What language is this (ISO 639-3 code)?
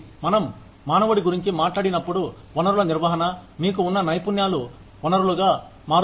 tel